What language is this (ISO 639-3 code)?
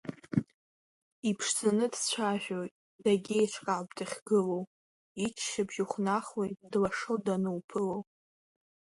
abk